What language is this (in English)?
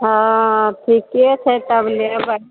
Maithili